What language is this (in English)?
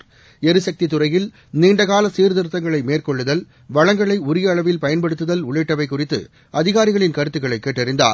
Tamil